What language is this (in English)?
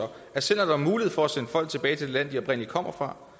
Danish